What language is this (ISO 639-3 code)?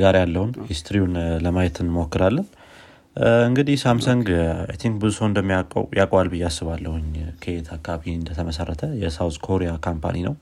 amh